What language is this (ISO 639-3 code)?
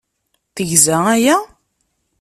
kab